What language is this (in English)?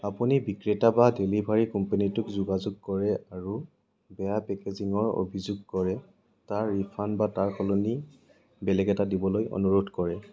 Assamese